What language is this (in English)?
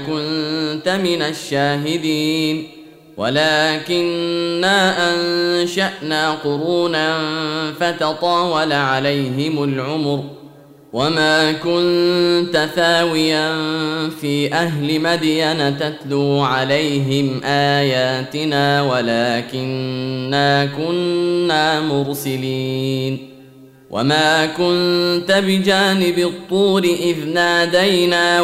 Arabic